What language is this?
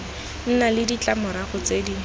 Tswana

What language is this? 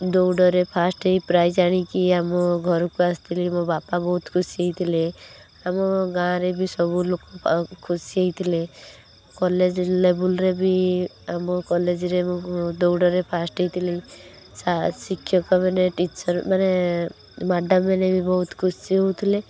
Odia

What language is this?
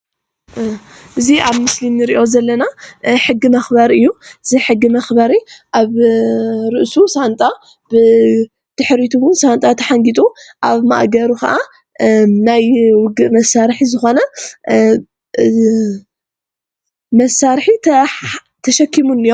Tigrinya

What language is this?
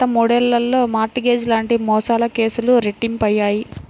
Telugu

